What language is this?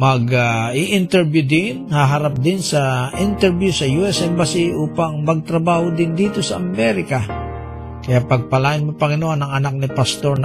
Filipino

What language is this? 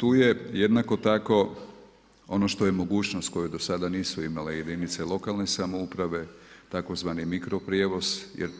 Croatian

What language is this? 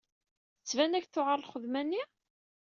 Kabyle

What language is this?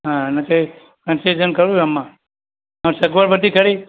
Gujarati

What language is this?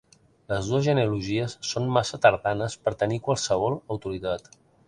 Catalan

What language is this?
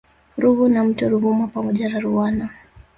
Swahili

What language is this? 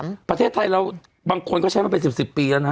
Thai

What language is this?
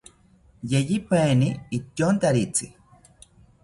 South Ucayali Ashéninka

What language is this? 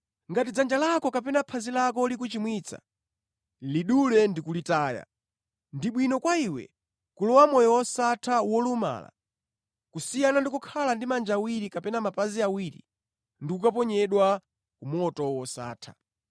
Nyanja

